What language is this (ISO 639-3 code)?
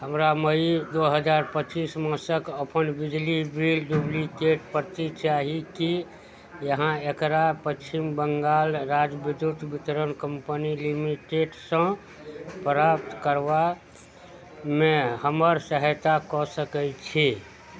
mai